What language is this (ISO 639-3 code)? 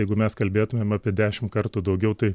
lit